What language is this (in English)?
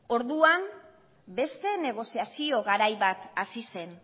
Basque